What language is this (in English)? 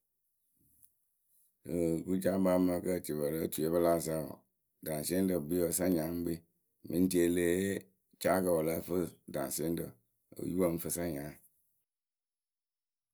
Akebu